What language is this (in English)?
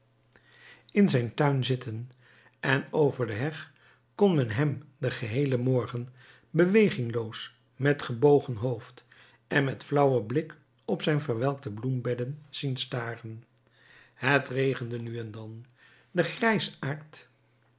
Dutch